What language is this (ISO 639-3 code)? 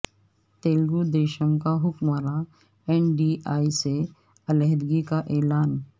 urd